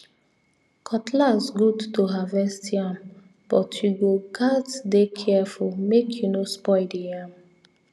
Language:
Nigerian Pidgin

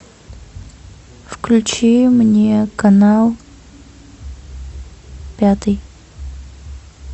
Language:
Russian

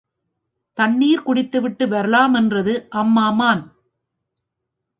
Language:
Tamil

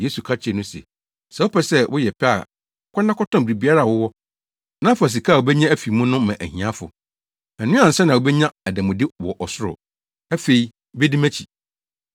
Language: Akan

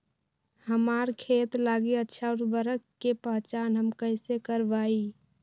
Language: Magahi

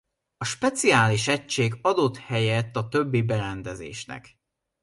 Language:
Hungarian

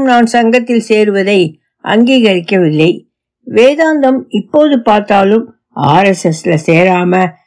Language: Tamil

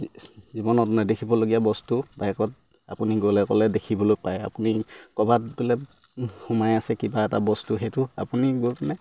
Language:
Assamese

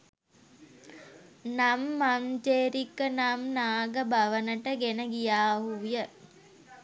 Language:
Sinhala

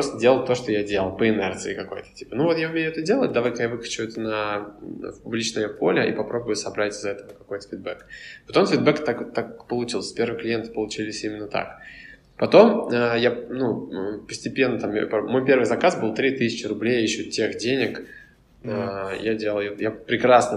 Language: Russian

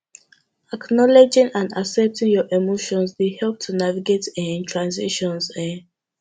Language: Nigerian Pidgin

